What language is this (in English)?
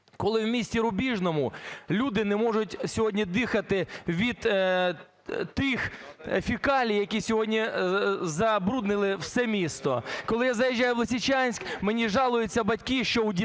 Ukrainian